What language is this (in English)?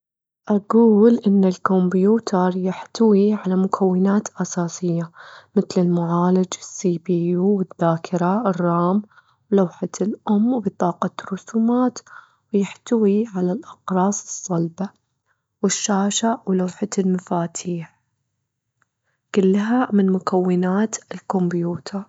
Gulf Arabic